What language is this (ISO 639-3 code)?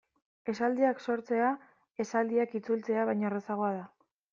eus